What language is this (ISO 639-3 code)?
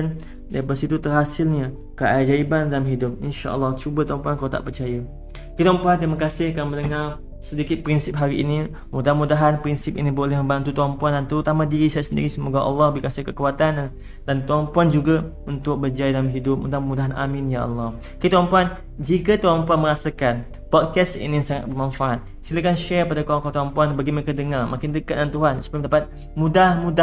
msa